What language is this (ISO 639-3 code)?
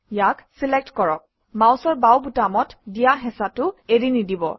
asm